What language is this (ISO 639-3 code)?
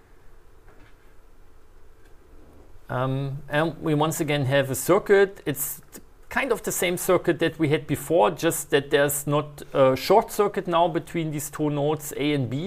eng